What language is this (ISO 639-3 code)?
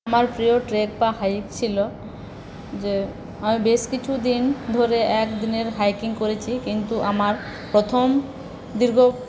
ben